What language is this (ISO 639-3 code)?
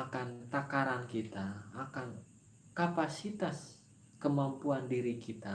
ind